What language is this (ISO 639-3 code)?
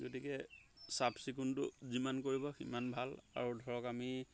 asm